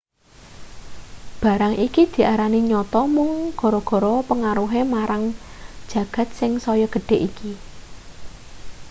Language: Javanese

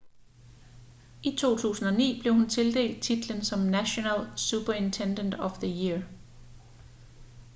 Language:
Danish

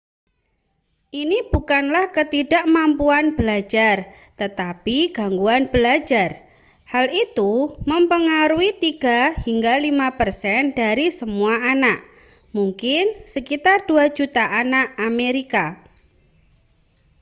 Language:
Indonesian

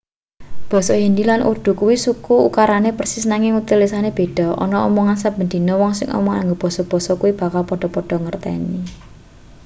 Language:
Javanese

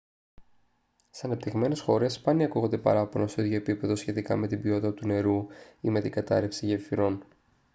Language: Greek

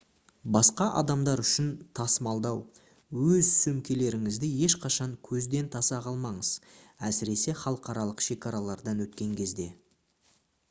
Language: Kazakh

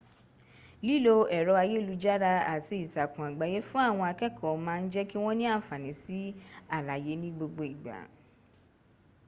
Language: Yoruba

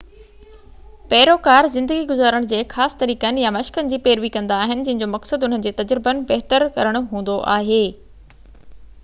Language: Sindhi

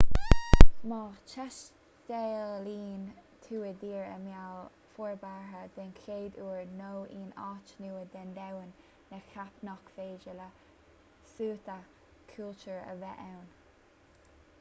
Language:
Irish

